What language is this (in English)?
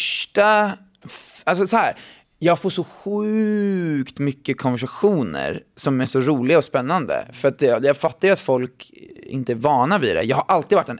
Swedish